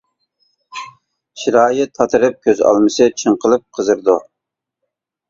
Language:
Uyghur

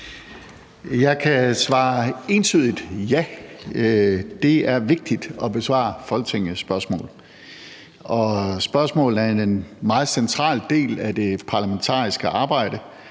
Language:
Danish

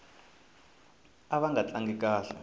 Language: Tsonga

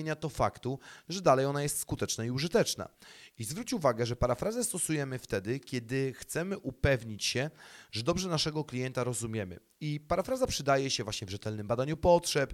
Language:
Polish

